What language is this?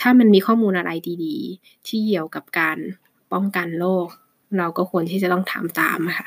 Thai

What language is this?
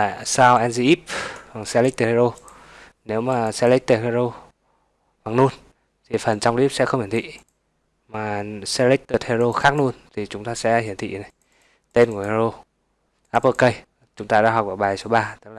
Vietnamese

